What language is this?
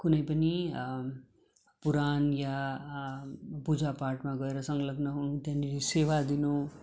Nepali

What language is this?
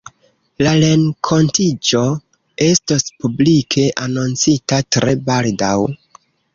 Esperanto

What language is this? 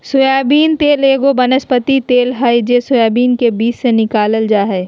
Magahi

